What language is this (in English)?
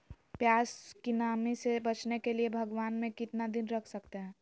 Magahi